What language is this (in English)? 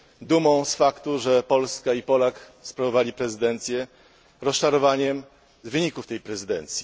Polish